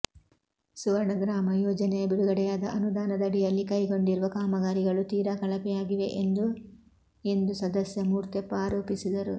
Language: Kannada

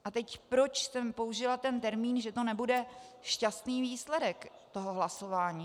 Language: Czech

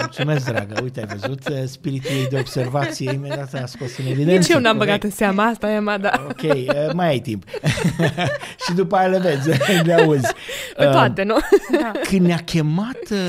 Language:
Romanian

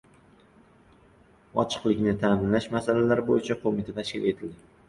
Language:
Uzbek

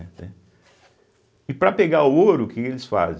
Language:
Portuguese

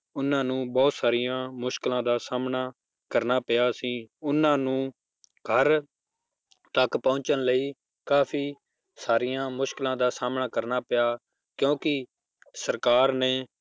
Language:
Punjabi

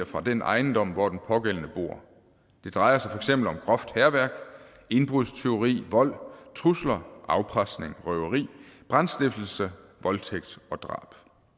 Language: Danish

